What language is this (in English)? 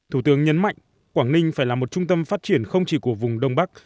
Vietnamese